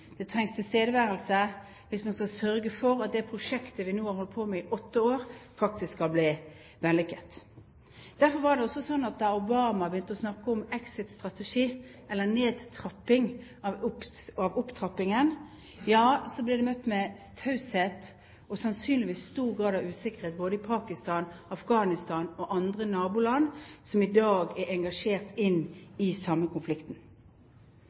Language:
Norwegian Bokmål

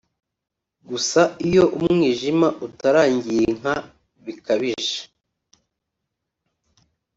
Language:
Kinyarwanda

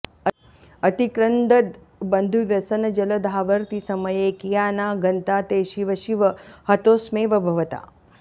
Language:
Sanskrit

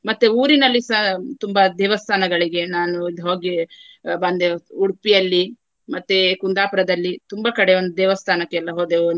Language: Kannada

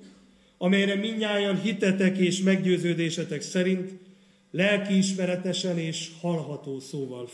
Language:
Hungarian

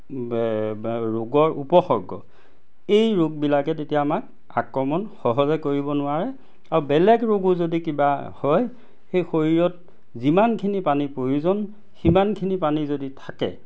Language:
Assamese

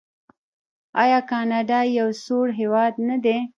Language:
Pashto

